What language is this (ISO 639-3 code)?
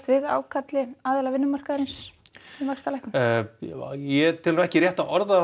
isl